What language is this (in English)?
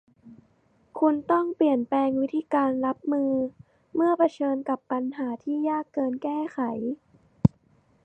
Thai